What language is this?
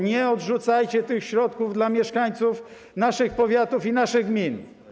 Polish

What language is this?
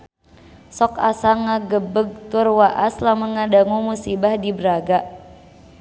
Sundanese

